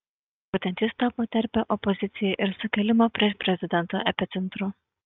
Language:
Lithuanian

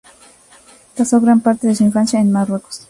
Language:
Spanish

